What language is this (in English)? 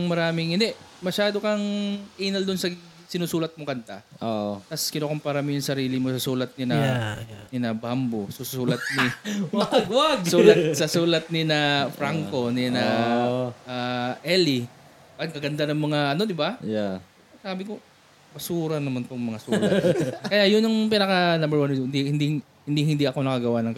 Filipino